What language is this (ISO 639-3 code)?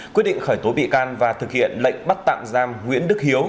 vie